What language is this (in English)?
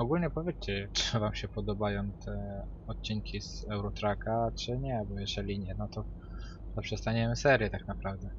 Polish